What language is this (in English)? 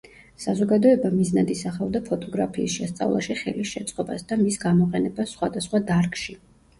Georgian